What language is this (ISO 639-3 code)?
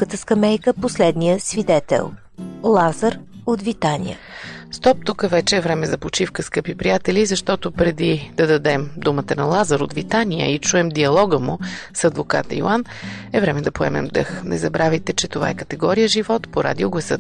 bul